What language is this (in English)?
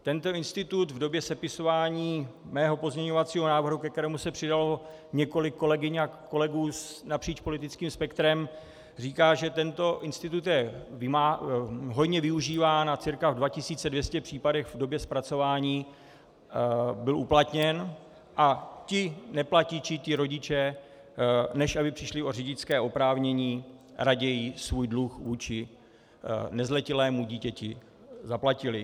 Czech